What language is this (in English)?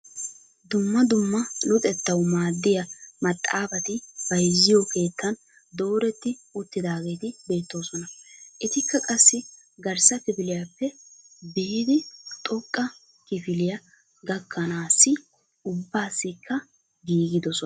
Wolaytta